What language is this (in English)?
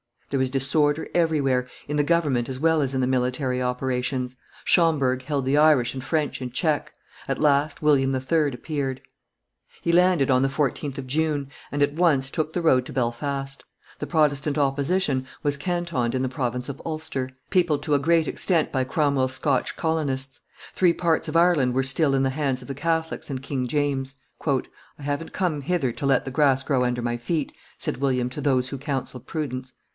English